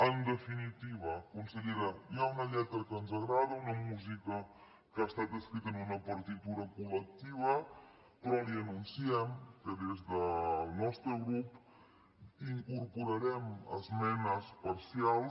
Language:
Catalan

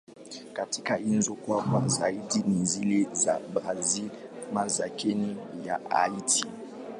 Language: Swahili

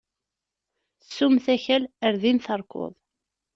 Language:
Kabyle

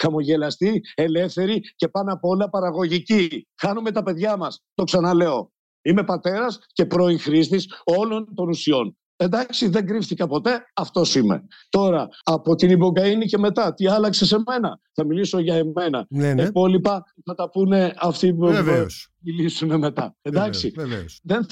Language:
Greek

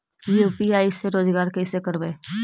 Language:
Magahi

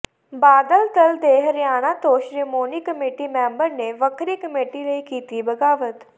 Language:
Punjabi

